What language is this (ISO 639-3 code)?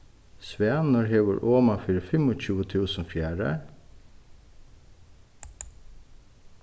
fao